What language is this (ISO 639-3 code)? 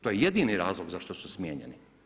hrv